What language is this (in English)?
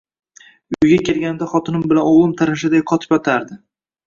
Uzbek